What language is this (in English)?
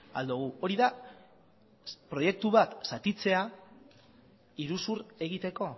Basque